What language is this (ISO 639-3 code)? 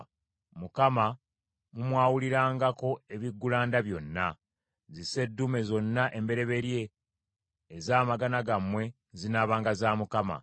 lug